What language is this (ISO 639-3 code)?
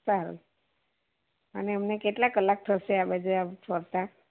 guj